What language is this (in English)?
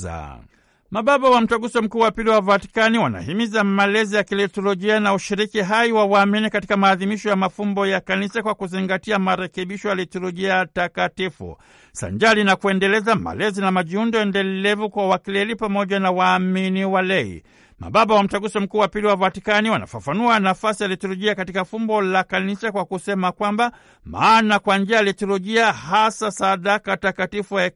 Swahili